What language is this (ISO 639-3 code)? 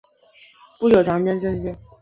zho